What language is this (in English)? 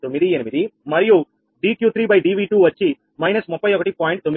Telugu